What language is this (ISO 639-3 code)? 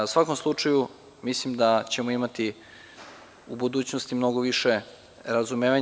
srp